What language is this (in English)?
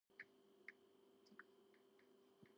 Georgian